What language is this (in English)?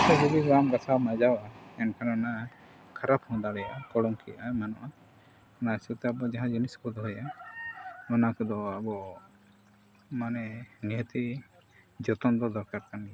Santali